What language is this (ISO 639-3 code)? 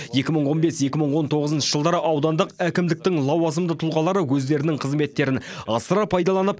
kaz